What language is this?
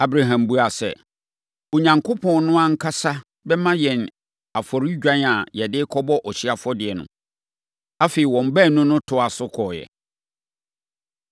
Akan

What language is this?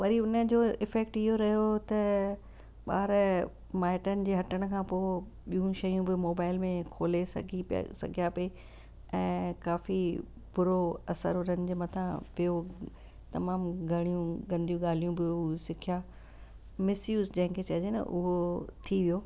Sindhi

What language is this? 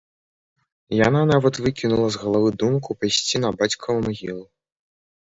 Belarusian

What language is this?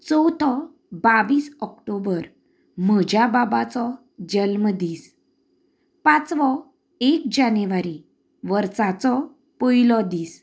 Konkani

